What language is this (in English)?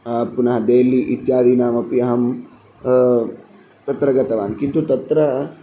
Sanskrit